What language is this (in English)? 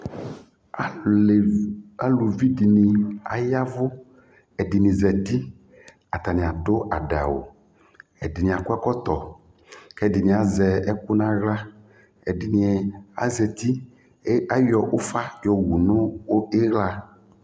Ikposo